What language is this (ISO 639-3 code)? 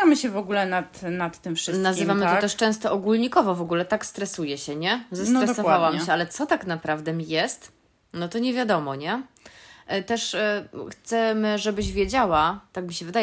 pol